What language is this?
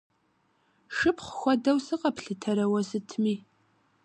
Kabardian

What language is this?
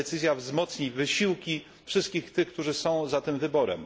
Polish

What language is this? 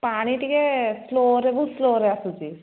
Odia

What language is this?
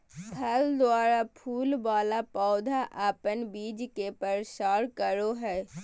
Magahi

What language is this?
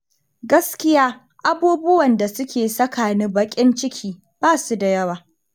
Hausa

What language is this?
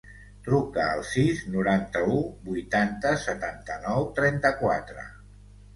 Catalan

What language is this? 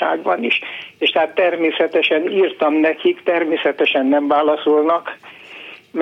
Hungarian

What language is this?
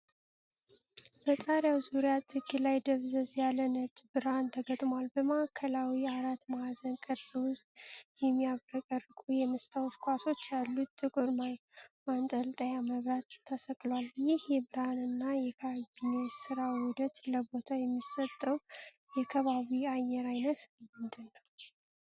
Amharic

